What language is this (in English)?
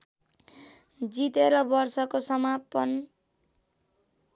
Nepali